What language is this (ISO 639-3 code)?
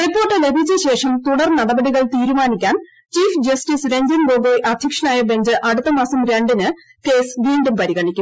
mal